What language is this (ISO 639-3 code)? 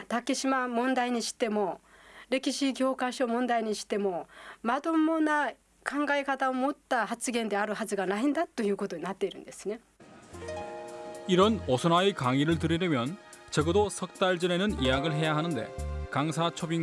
kor